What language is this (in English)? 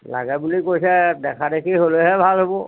Assamese